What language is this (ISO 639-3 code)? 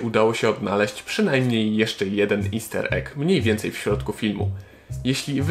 pol